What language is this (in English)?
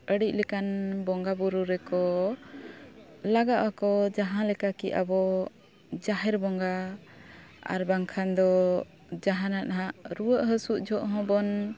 Santali